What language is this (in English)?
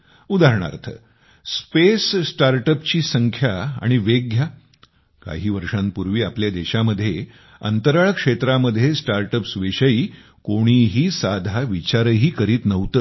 Marathi